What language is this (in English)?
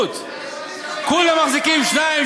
Hebrew